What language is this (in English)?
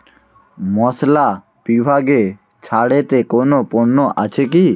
Bangla